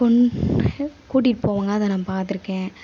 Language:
Tamil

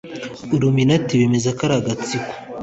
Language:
Kinyarwanda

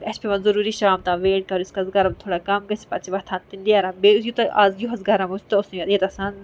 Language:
Kashmiri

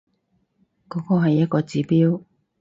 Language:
Cantonese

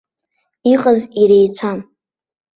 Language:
Abkhazian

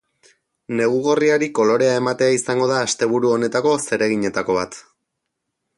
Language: Basque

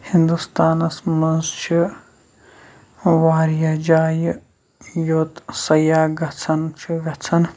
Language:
Kashmiri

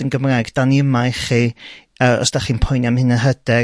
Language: Welsh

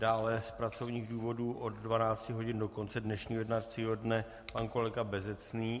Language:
Czech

